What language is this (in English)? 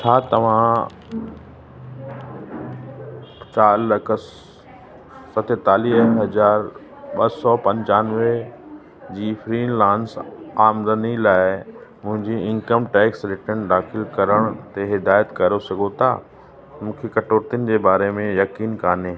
Sindhi